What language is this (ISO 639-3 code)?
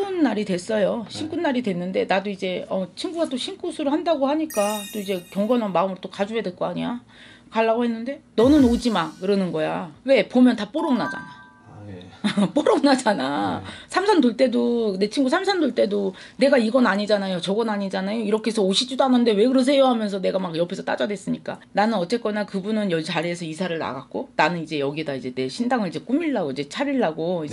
kor